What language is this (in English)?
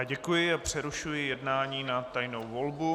Czech